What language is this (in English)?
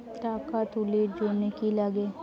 Bangla